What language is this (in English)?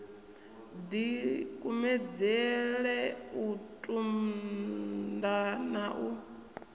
Venda